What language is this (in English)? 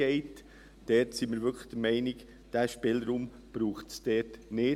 Swiss German